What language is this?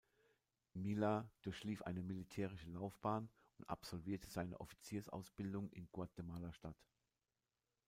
German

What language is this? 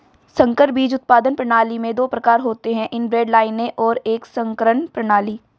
Hindi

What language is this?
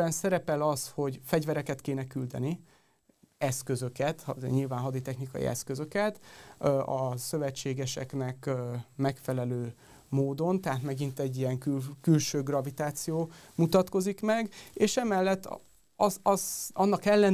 Hungarian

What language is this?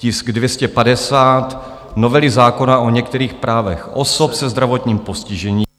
Czech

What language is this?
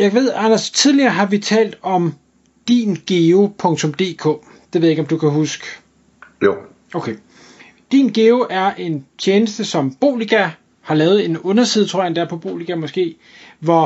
Danish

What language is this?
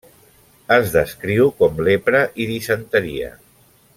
Catalan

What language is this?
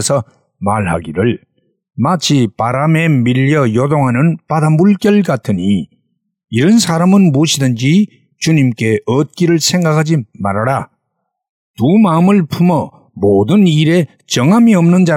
Korean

